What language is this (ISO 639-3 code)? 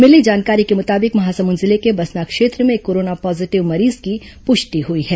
hin